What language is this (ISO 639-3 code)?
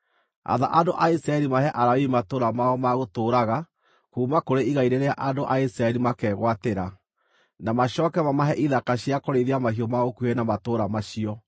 kik